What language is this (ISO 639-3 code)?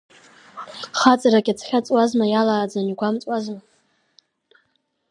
abk